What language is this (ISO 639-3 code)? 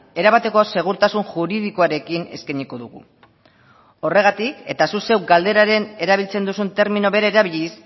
eus